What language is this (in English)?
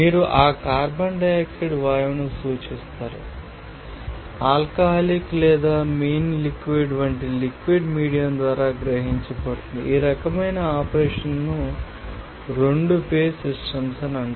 Telugu